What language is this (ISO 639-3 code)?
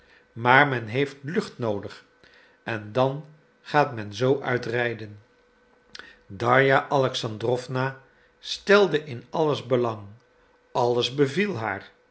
nld